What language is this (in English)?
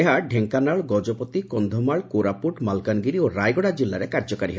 Odia